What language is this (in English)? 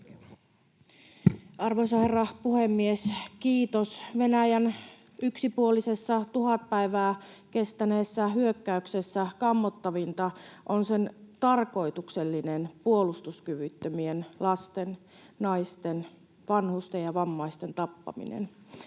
Finnish